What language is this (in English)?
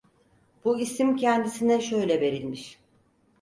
Turkish